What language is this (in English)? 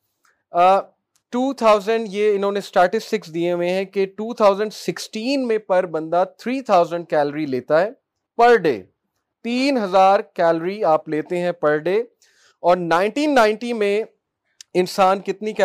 Urdu